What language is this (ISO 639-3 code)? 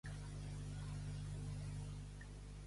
cat